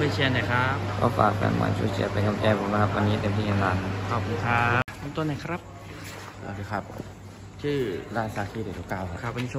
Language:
Thai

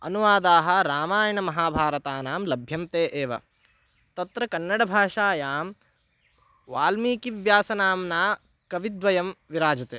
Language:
Sanskrit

